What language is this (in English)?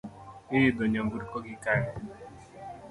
Luo (Kenya and Tanzania)